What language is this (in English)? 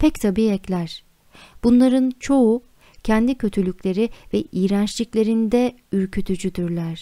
Turkish